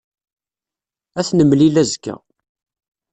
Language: Kabyle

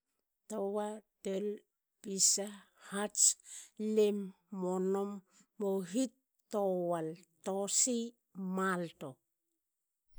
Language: Hakö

